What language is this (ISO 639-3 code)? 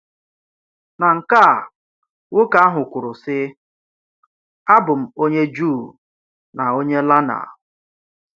ibo